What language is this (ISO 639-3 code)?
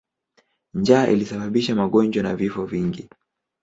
swa